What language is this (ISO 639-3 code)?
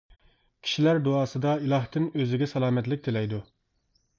uig